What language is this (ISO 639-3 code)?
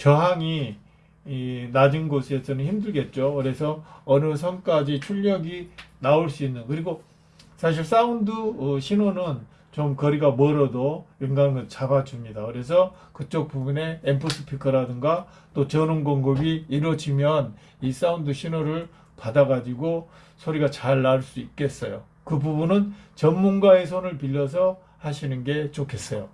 kor